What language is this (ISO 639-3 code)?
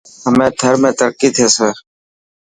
mki